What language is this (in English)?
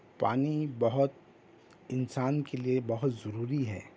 Urdu